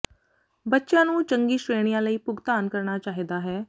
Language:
Punjabi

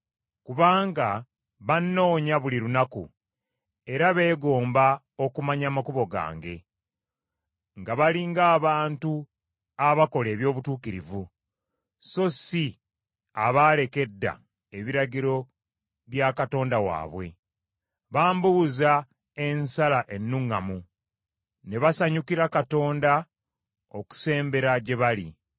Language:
Ganda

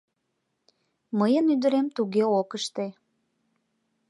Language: Mari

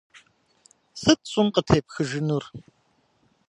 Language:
Kabardian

